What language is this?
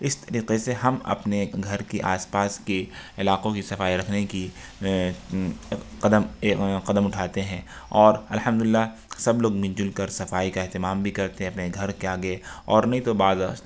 Urdu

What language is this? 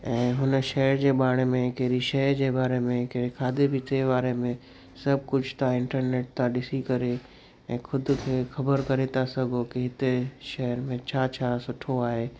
Sindhi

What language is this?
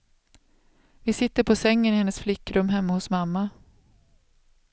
Swedish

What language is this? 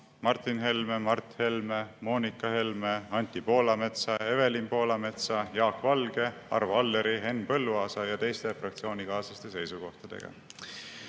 Estonian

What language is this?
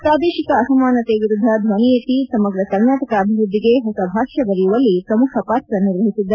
Kannada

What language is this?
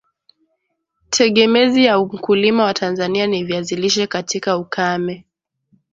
Swahili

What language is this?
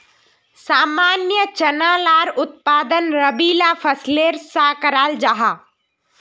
Magahi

